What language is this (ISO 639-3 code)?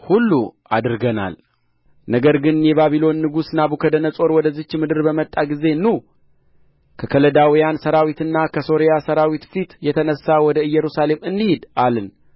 amh